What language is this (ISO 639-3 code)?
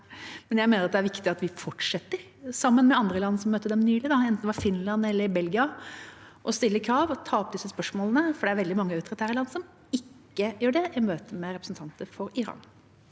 nor